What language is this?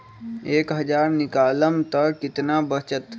Magahi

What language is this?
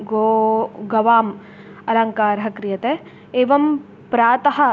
Sanskrit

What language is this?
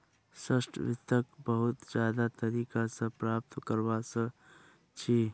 Magahi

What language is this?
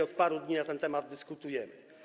Polish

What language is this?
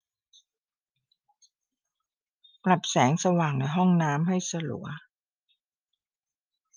Thai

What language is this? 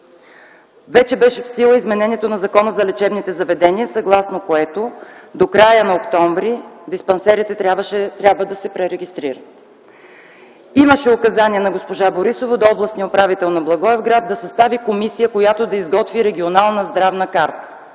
Bulgarian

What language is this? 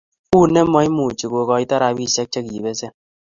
Kalenjin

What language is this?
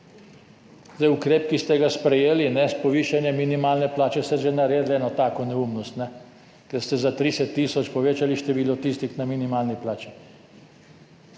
Slovenian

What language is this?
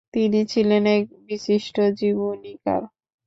Bangla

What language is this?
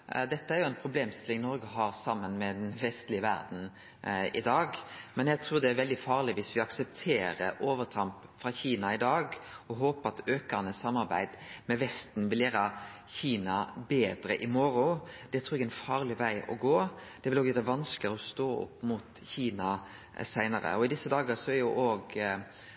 Norwegian Nynorsk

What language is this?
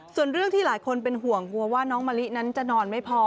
Thai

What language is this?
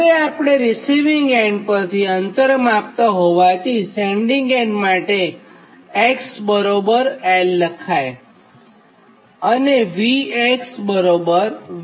Gujarati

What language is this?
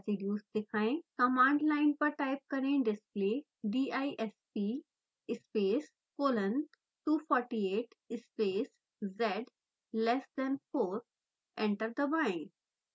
Hindi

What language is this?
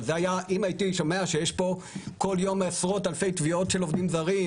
Hebrew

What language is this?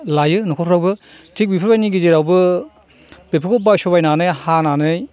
Bodo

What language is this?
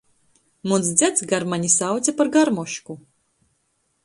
Latgalian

